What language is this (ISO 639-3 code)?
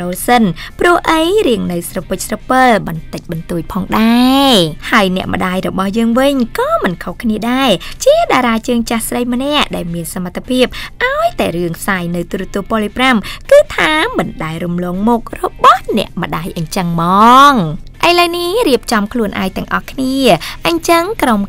tha